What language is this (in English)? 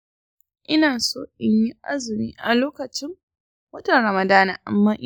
Hausa